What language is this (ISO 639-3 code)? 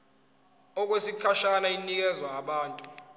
zul